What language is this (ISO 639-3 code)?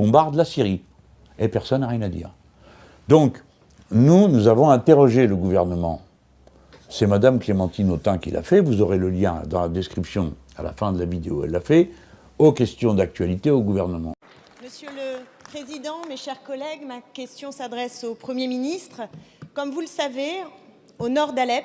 fra